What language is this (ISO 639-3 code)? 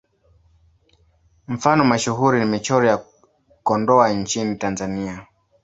swa